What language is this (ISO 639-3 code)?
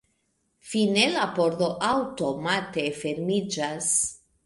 epo